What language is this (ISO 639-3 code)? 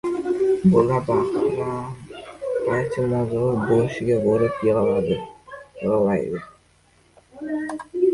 uzb